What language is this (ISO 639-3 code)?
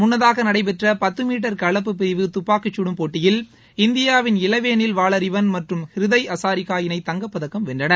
tam